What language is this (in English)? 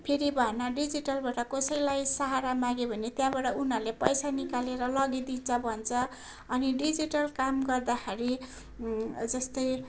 Nepali